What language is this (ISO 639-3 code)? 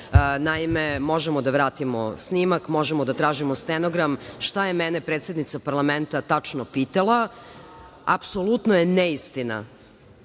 srp